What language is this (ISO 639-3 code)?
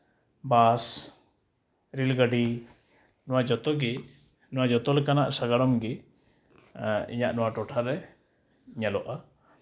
sat